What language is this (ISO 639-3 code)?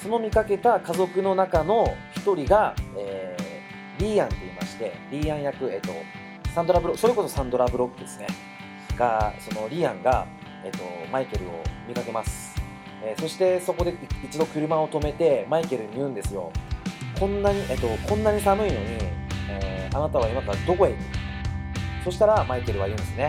jpn